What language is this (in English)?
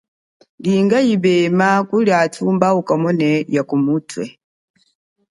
Chokwe